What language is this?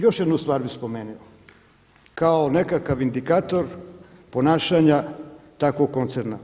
Croatian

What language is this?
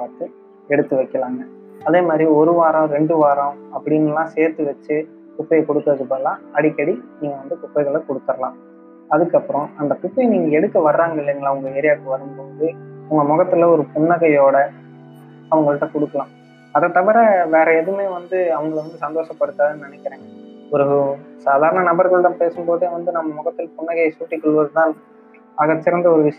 Tamil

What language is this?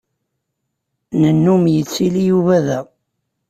Kabyle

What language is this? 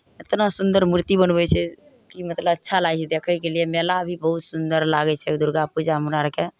Maithili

